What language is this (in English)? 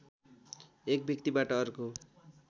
Nepali